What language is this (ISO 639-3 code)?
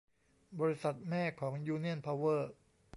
tha